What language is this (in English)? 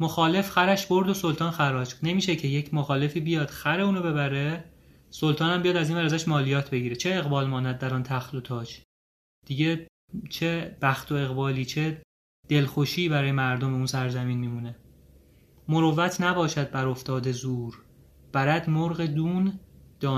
Persian